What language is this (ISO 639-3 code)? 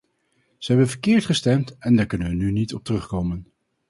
nld